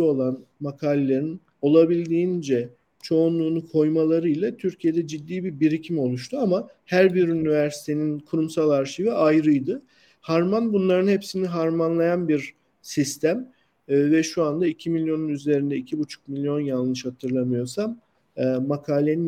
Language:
Turkish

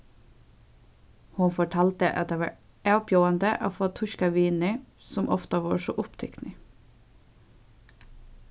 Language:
Faroese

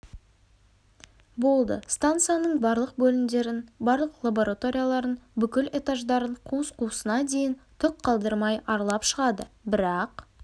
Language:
Kazakh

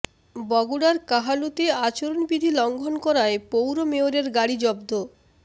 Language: Bangla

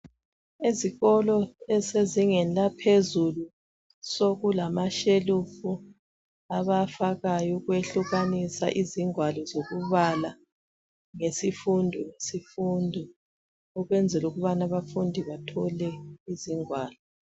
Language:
North Ndebele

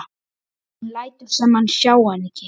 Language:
Icelandic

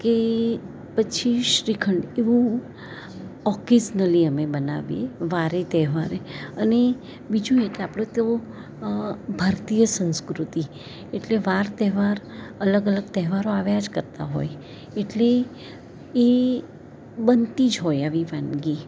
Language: Gujarati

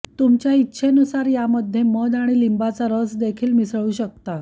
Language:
Marathi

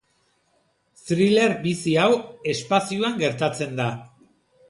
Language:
Basque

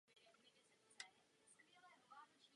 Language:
Czech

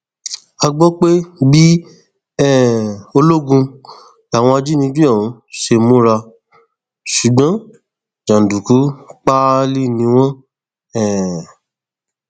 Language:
Yoruba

